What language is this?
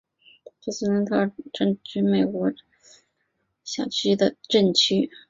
Chinese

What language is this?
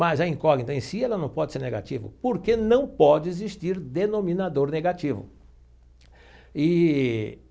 Portuguese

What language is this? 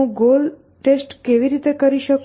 Gujarati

